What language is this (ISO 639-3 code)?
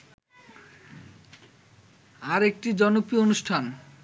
ben